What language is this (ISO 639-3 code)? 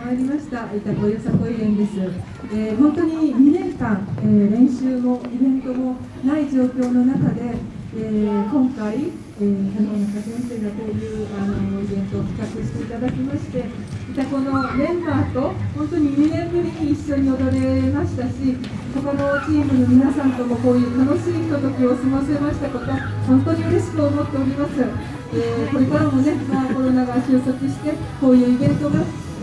jpn